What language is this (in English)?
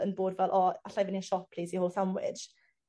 Welsh